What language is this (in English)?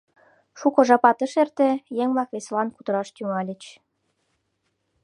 Mari